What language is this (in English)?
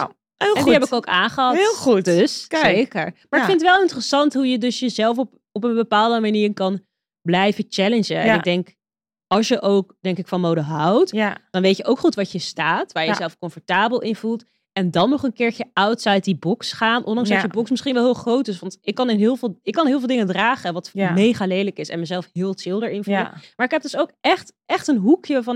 Dutch